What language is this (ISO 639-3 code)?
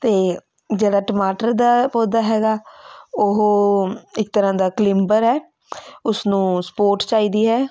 pan